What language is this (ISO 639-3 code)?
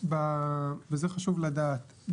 heb